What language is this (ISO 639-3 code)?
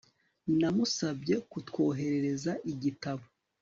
kin